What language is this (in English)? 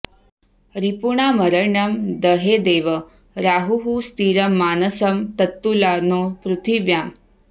Sanskrit